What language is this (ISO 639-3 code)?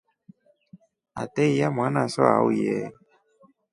rof